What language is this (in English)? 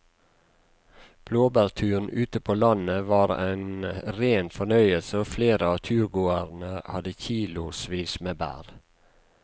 Norwegian